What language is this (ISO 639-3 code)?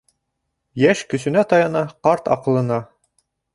bak